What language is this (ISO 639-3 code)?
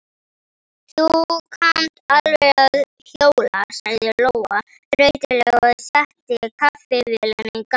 isl